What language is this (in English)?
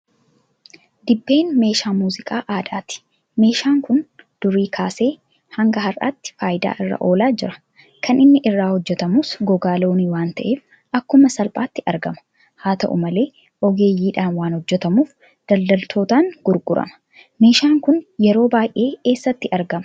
Oromo